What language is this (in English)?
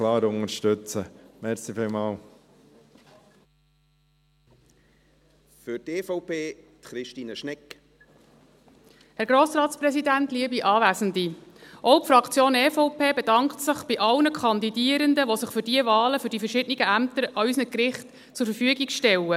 Swiss German